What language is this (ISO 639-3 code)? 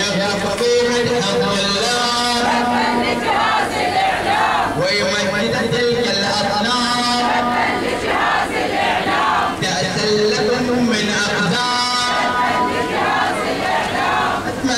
ara